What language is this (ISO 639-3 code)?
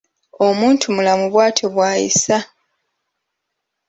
lug